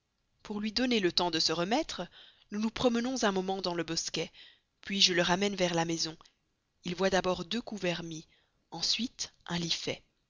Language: French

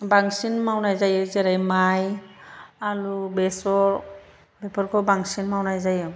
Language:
Bodo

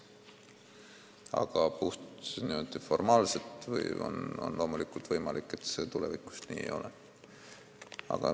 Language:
Estonian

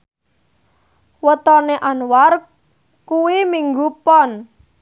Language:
Javanese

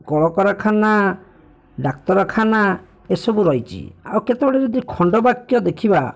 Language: Odia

